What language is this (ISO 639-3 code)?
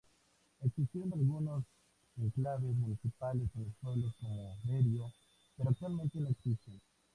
spa